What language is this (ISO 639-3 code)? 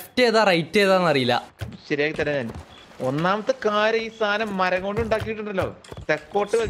mal